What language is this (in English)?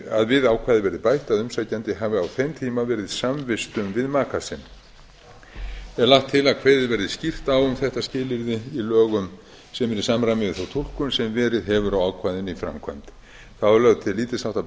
Icelandic